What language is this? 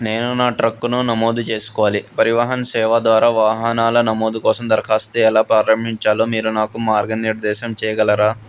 Telugu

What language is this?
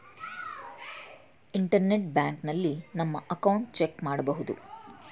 Kannada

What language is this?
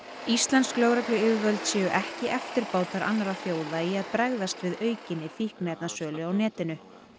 Icelandic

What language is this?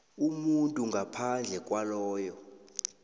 South Ndebele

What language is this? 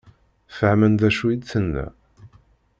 Kabyle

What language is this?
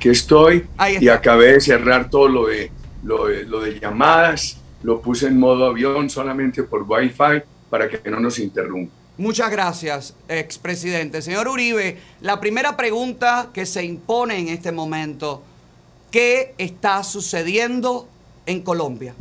Spanish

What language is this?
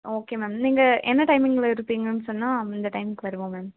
Tamil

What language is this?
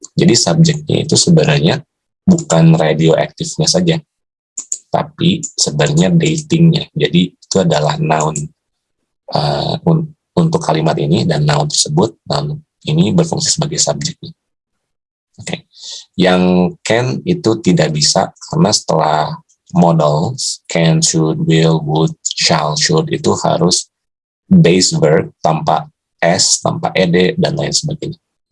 Indonesian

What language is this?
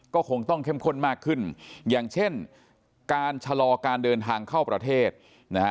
Thai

